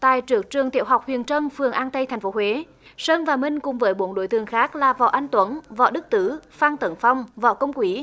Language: Vietnamese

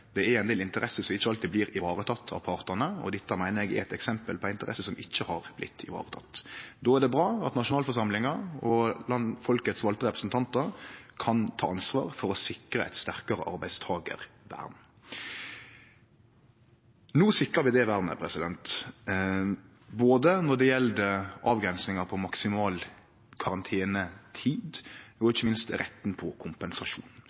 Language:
Norwegian Nynorsk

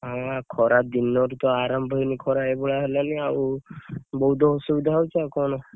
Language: Odia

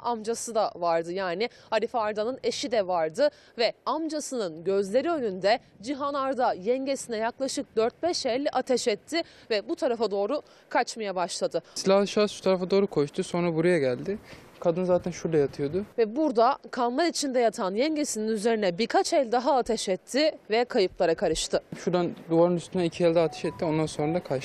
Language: Turkish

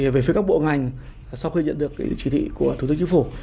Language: Vietnamese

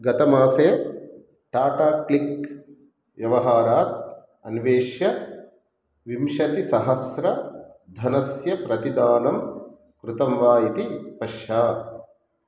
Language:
Sanskrit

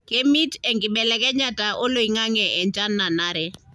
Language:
Masai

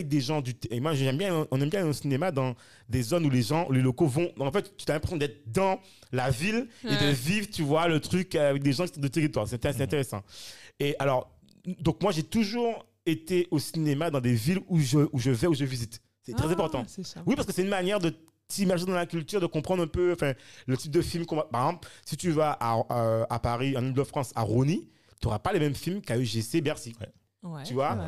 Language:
French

